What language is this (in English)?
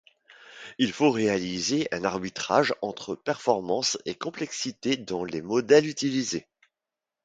French